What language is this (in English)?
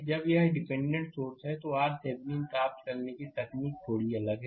Hindi